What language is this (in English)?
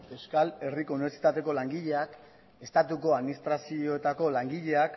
Basque